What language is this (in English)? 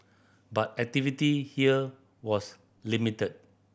English